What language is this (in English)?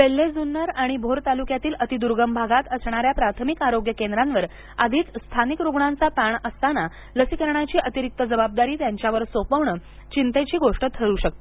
Marathi